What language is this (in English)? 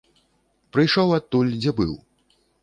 Belarusian